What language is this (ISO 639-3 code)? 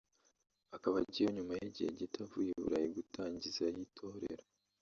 kin